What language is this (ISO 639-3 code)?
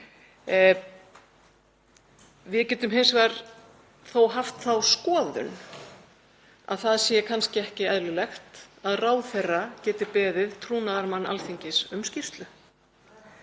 isl